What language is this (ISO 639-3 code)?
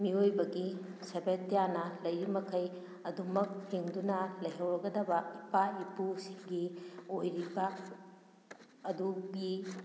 mni